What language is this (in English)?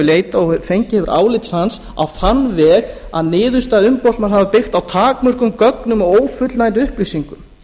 Icelandic